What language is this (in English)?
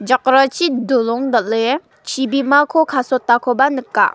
Garo